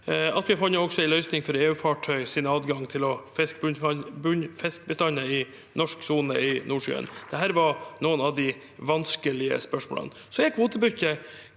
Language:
Norwegian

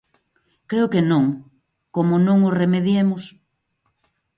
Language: Galician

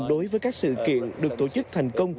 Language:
Vietnamese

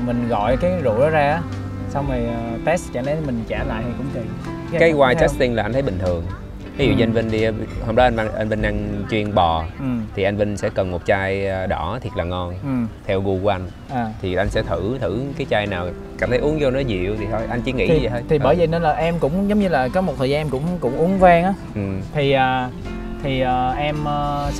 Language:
Vietnamese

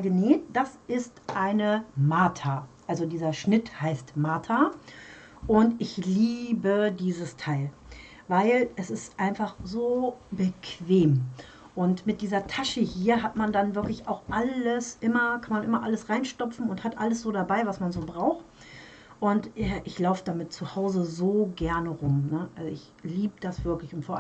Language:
German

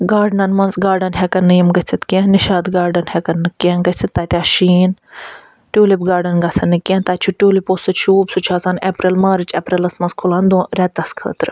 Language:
Kashmiri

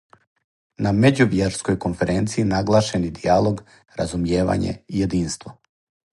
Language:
Serbian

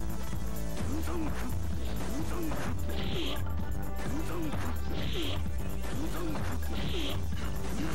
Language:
Portuguese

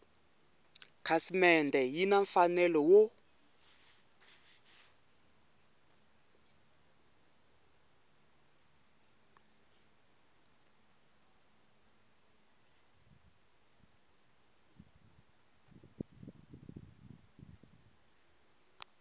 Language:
Tsonga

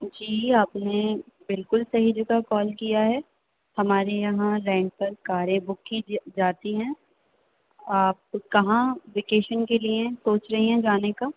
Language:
Urdu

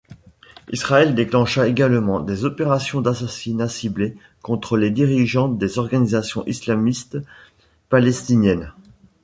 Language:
French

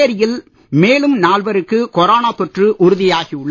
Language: Tamil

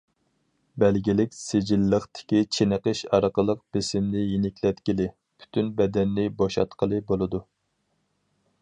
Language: Uyghur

